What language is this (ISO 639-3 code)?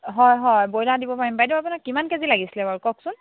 asm